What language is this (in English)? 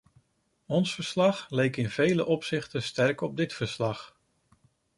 Dutch